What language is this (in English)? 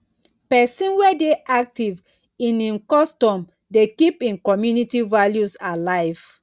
Nigerian Pidgin